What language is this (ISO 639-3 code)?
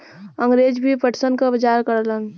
bho